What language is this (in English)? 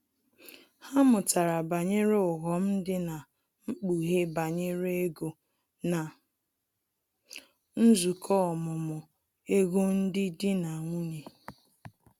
Igbo